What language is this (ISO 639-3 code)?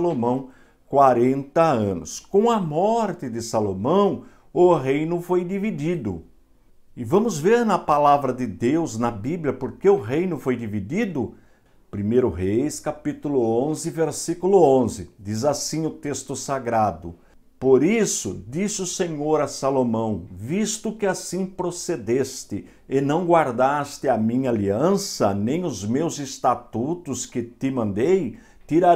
por